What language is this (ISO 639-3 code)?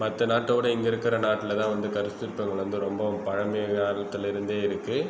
tam